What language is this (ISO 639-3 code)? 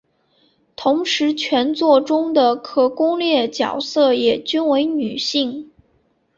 zho